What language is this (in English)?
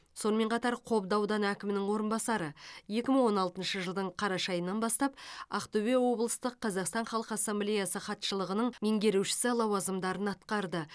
Kazakh